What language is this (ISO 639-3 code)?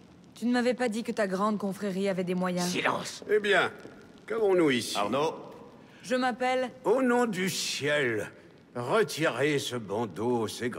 fra